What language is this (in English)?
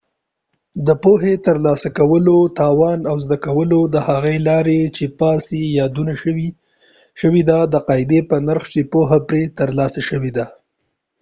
Pashto